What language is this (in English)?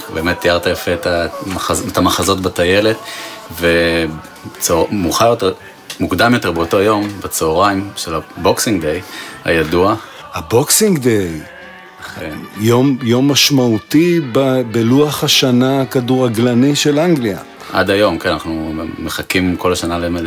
Hebrew